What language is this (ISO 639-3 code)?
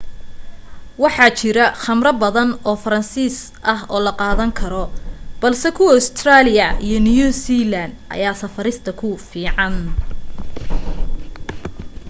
som